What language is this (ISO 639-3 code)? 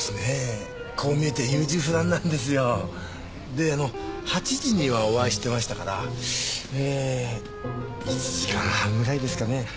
jpn